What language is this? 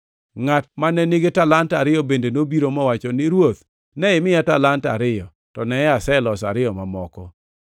Luo (Kenya and Tanzania)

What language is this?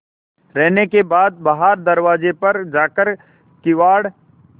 Hindi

